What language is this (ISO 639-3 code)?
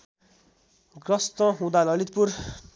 nep